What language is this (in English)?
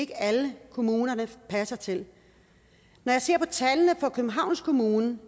Danish